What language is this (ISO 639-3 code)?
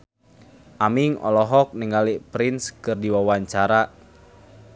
sun